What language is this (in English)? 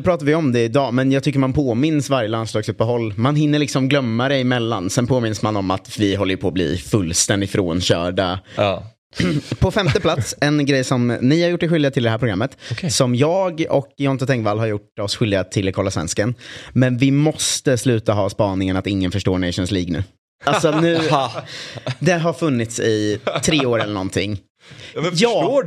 Swedish